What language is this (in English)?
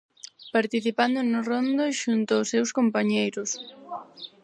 Galician